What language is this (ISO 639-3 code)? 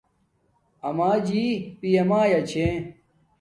dmk